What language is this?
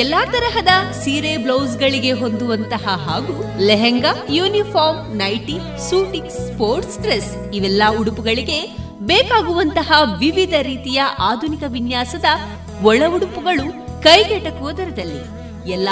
Kannada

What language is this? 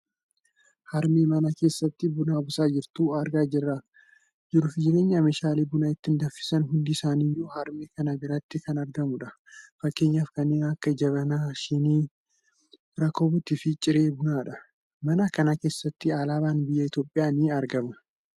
Oromo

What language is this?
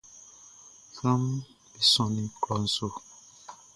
Baoulé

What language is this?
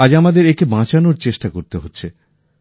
Bangla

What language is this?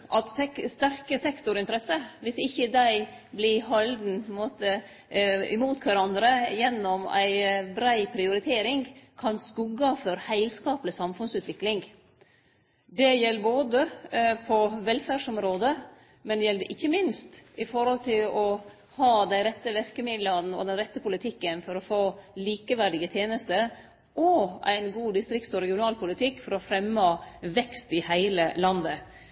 Norwegian Nynorsk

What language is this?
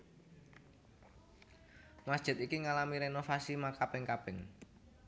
Javanese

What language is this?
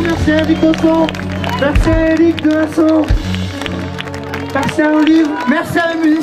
French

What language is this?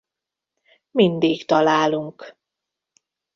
Hungarian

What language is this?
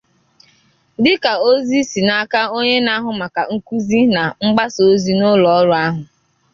Igbo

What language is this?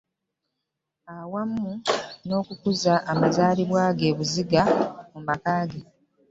Ganda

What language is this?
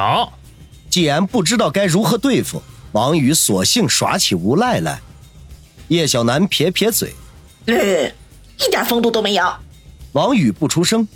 Chinese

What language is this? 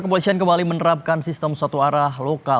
Indonesian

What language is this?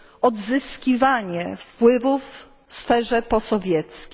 Polish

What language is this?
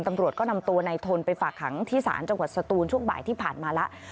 Thai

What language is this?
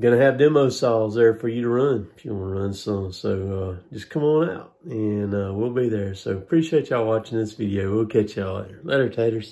English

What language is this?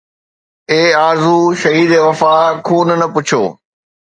Sindhi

